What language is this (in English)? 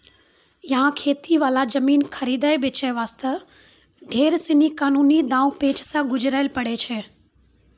Maithili